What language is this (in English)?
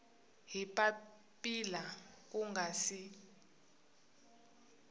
Tsonga